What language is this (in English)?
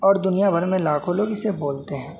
Urdu